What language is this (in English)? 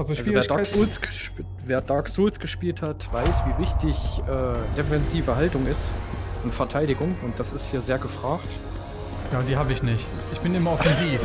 German